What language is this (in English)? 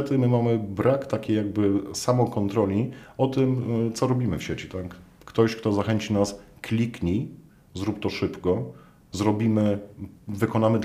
Polish